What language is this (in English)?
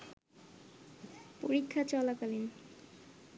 Bangla